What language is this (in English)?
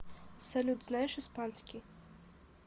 Russian